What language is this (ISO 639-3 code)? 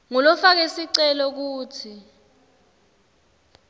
ssw